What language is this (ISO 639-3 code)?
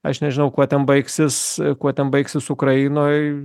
lit